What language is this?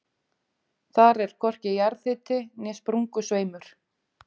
Icelandic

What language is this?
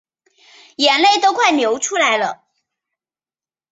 Chinese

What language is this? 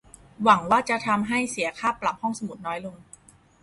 Thai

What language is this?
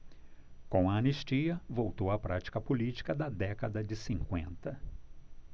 Portuguese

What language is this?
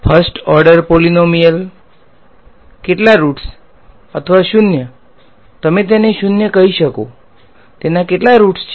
Gujarati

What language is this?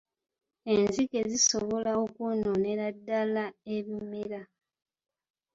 Ganda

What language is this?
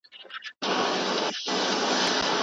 Pashto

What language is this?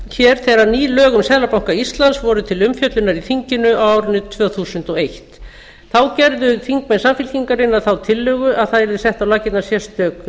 Icelandic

